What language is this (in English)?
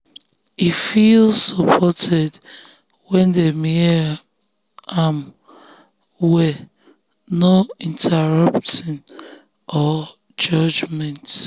Nigerian Pidgin